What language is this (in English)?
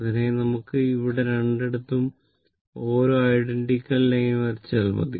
Malayalam